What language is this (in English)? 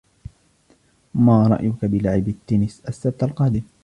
Arabic